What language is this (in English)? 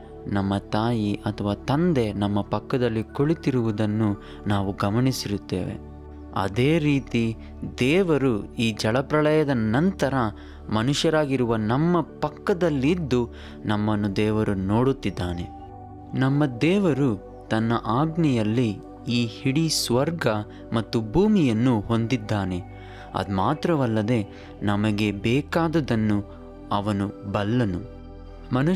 Kannada